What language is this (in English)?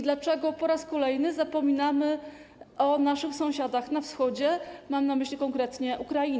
Polish